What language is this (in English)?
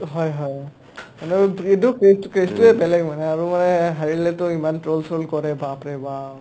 Assamese